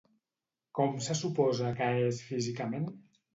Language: Catalan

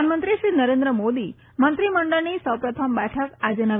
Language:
Gujarati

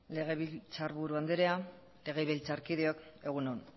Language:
Basque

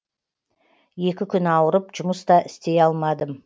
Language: Kazakh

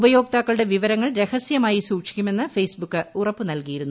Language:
Malayalam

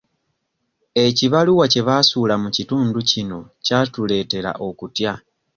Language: Ganda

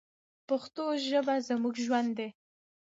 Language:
Pashto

